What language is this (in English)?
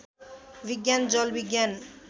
Nepali